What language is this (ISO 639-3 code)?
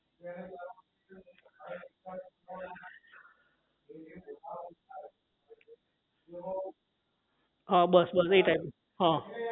guj